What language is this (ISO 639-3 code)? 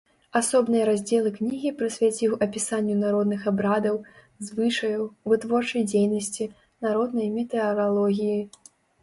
bel